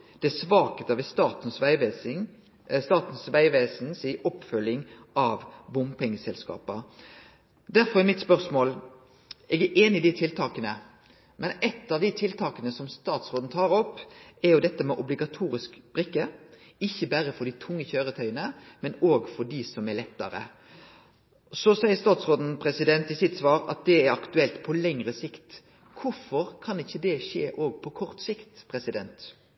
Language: Norwegian Nynorsk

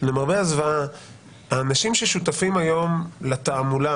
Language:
Hebrew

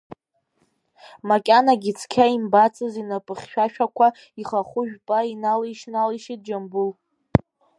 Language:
Abkhazian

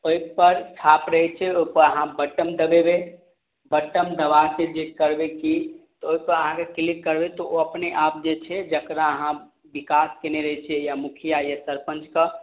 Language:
Maithili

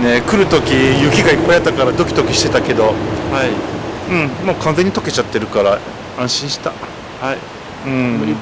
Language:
Japanese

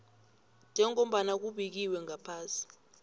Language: South Ndebele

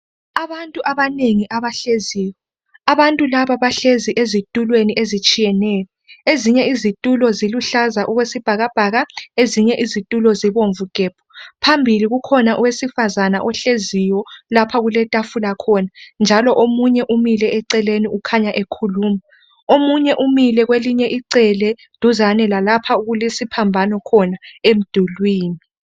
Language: North Ndebele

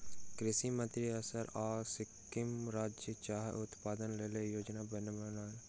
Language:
Maithili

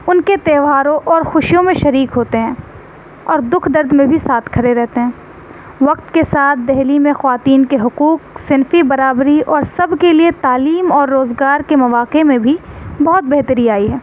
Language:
Urdu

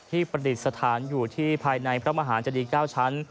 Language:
Thai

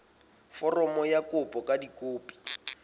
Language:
Southern Sotho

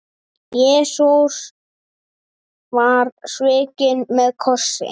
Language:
Icelandic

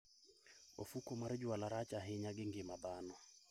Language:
Luo (Kenya and Tanzania)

